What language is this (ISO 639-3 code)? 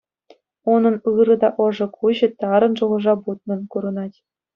chv